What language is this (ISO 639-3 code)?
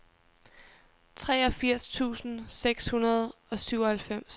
dan